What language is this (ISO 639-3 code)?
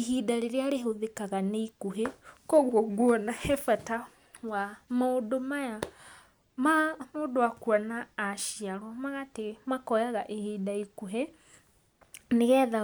kik